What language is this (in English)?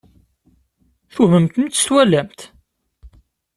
Kabyle